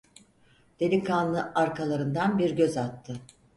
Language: Turkish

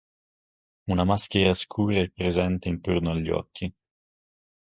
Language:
Italian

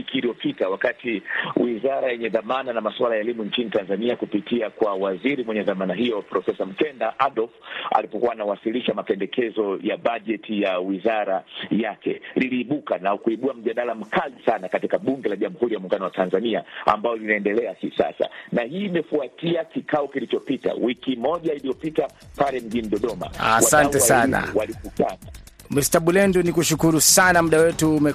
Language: Swahili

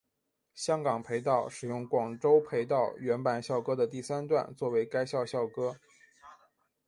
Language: Chinese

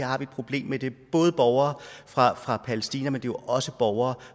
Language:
Danish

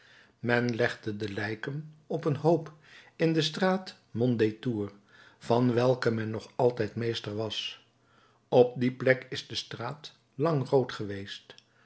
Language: Dutch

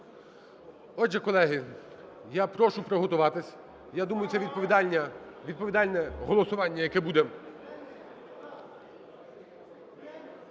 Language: Ukrainian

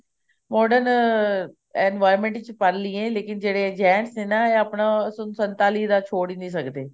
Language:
Punjabi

